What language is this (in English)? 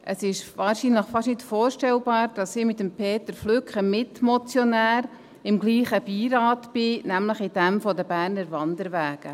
Swiss German